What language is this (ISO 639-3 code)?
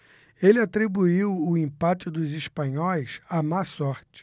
por